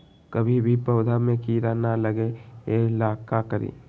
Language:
Magahi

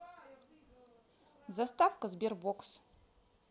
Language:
Russian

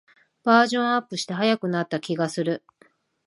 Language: Japanese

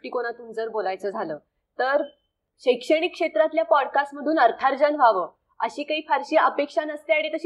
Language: Marathi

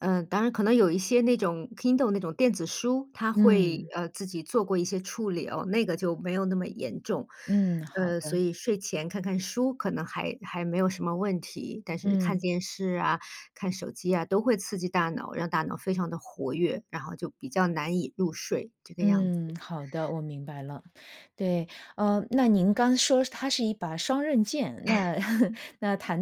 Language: Chinese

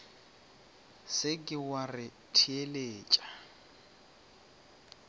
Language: Northern Sotho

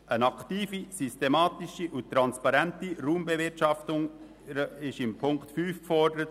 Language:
Swiss German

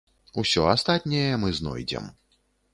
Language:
Belarusian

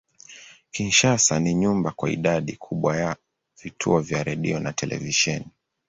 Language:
Swahili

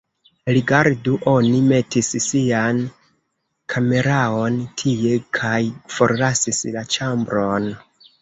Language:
Esperanto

